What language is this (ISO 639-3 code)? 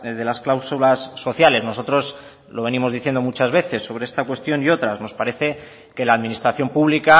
spa